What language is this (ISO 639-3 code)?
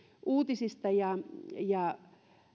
fin